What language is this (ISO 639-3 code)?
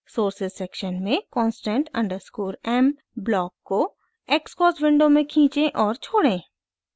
hin